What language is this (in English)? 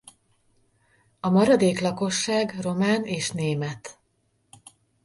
Hungarian